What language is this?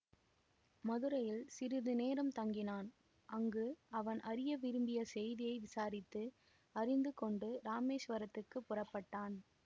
Tamil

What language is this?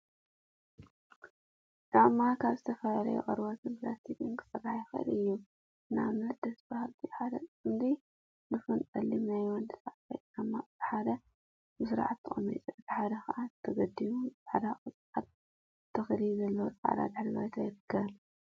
Tigrinya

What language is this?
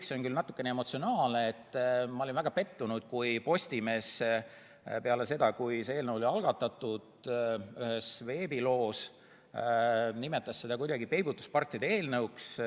Estonian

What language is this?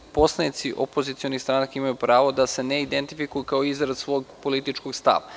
Serbian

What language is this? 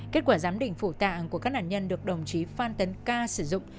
Vietnamese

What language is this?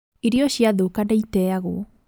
Kikuyu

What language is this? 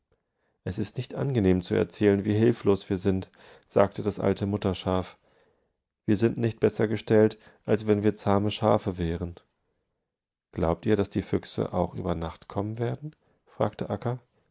German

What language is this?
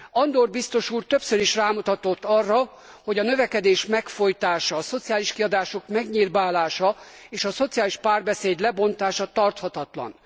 Hungarian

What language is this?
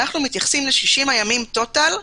Hebrew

